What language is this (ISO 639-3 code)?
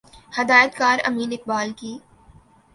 urd